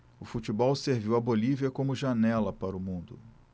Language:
Portuguese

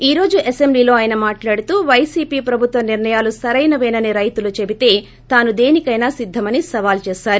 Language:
Telugu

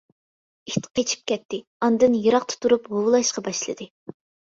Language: Uyghur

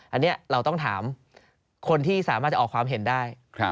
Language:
Thai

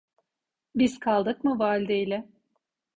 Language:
Turkish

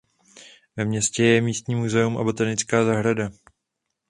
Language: Czech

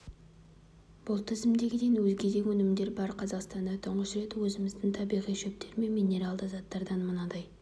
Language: Kazakh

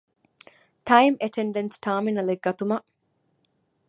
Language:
Divehi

